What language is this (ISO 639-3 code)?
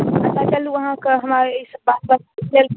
mai